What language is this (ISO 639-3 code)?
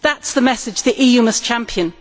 eng